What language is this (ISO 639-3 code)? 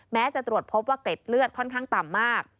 tha